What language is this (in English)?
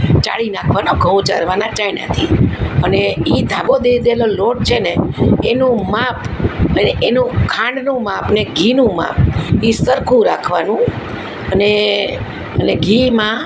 Gujarati